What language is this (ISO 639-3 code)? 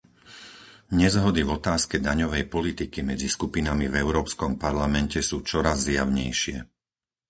slk